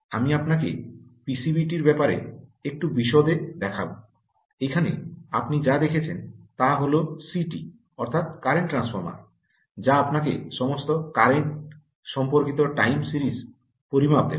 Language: Bangla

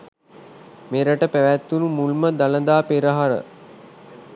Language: Sinhala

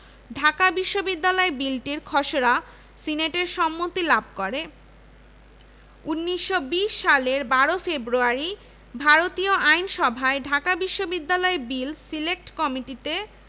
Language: Bangla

